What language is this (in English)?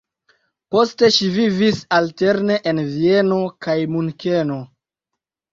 Esperanto